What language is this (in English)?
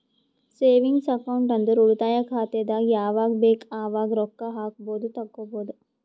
Kannada